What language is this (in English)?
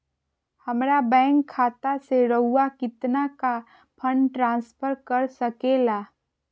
Magahi